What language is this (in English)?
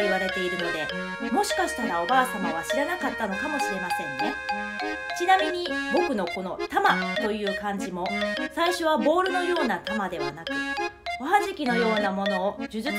Japanese